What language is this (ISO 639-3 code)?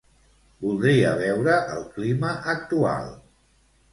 cat